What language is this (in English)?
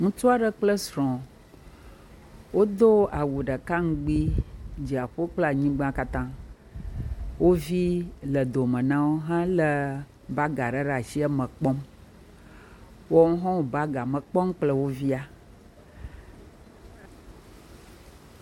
Ewe